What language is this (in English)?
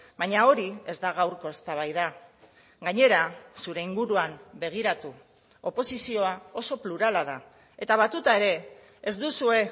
Basque